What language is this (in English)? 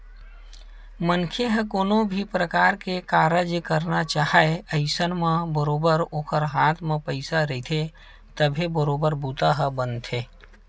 Chhattisgarhi